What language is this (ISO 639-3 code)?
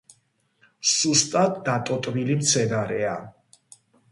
kat